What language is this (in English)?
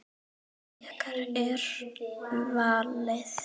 Icelandic